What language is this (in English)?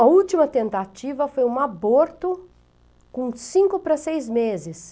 Portuguese